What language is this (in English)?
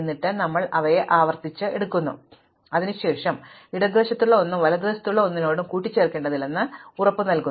Malayalam